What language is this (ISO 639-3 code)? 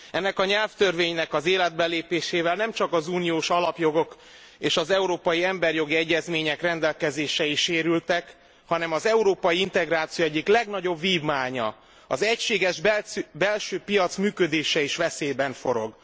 hun